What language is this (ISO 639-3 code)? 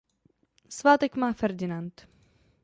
ces